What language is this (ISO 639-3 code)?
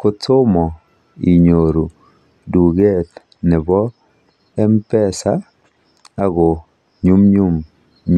kln